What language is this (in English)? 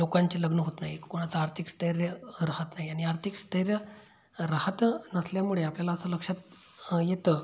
Marathi